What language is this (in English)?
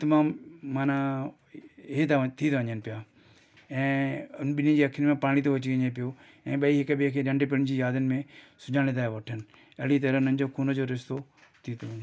Sindhi